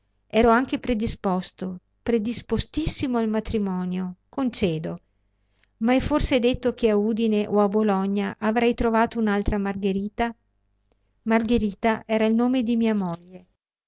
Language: Italian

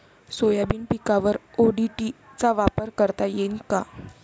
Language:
Marathi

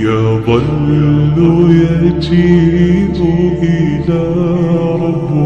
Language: Arabic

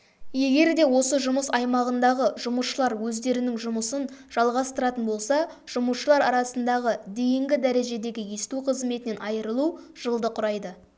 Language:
Kazakh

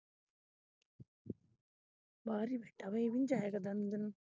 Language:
Punjabi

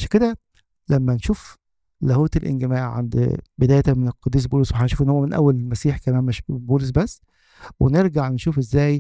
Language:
Arabic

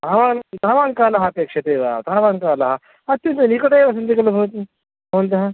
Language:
Sanskrit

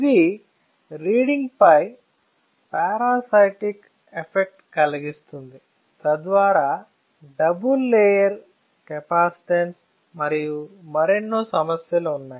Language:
Telugu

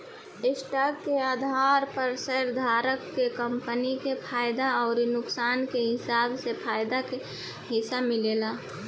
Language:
Bhojpuri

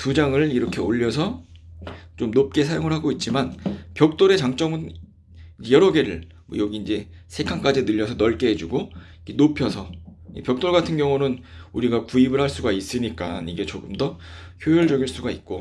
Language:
Korean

